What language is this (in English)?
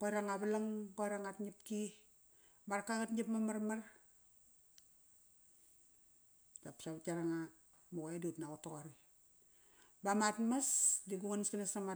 Kairak